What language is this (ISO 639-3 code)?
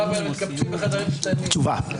heb